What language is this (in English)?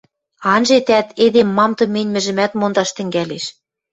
Western Mari